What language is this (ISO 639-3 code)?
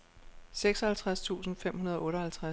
dan